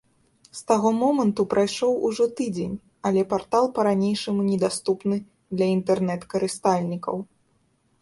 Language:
Belarusian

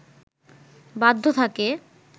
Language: Bangla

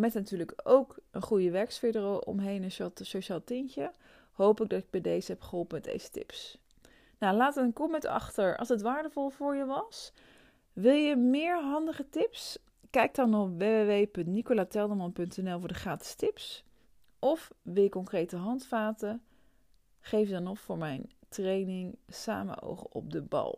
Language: Dutch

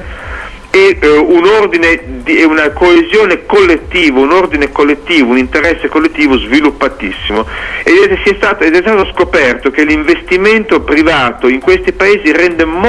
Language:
Italian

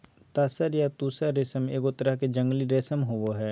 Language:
Magahi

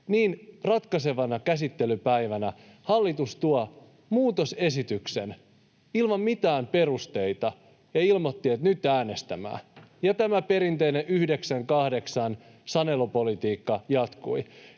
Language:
Finnish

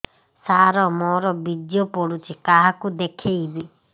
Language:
Odia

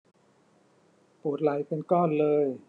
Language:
Thai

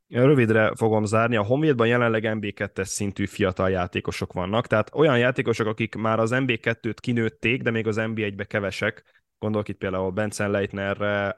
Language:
Hungarian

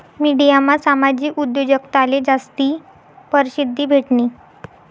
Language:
Marathi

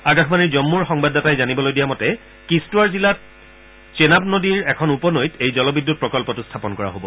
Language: Assamese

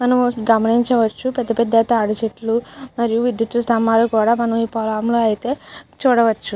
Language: Telugu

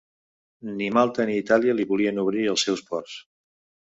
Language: Catalan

